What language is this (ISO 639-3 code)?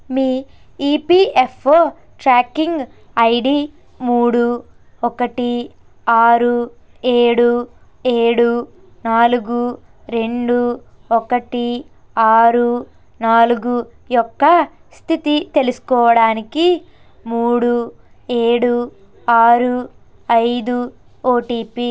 tel